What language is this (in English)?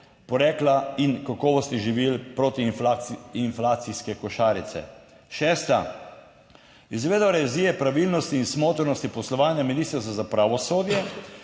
Slovenian